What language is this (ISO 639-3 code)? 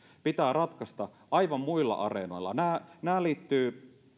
fin